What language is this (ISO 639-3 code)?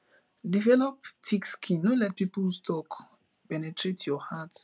pcm